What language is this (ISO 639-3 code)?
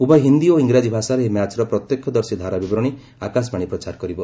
ori